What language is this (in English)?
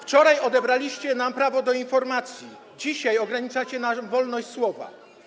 Polish